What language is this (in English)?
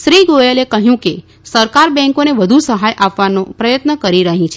Gujarati